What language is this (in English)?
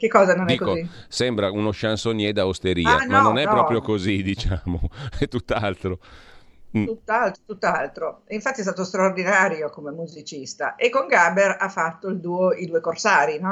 Italian